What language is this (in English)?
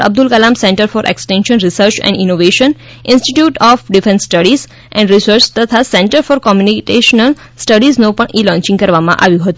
Gujarati